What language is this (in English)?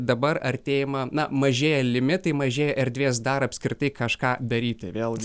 Lithuanian